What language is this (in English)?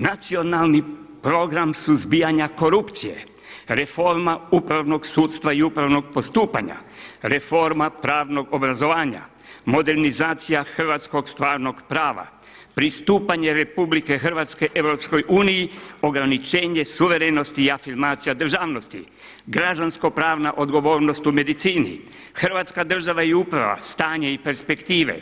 Croatian